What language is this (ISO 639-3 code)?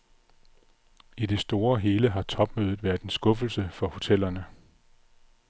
dan